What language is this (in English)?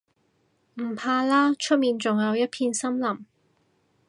Cantonese